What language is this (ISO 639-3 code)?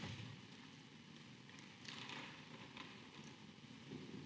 slv